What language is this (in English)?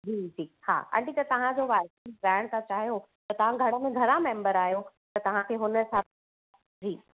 Sindhi